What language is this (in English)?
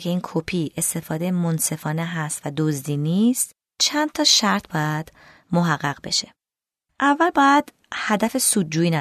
Persian